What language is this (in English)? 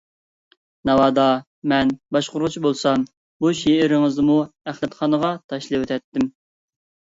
Uyghur